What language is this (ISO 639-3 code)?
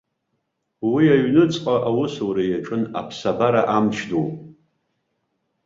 abk